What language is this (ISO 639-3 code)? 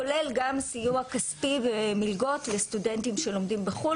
heb